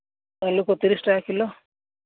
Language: Santali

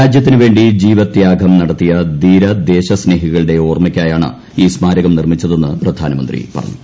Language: Malayalam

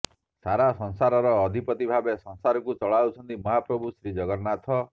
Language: Odia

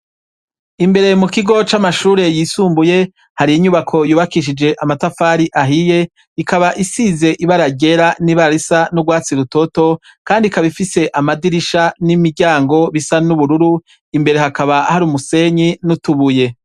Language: Rundi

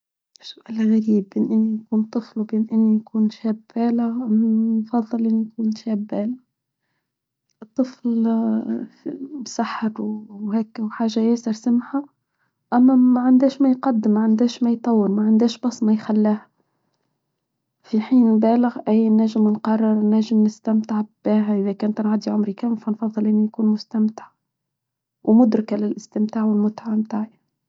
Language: Tunisian Arabic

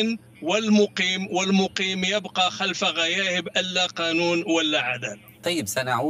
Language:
Arabic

